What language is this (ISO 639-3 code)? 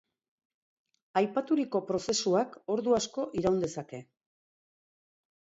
eus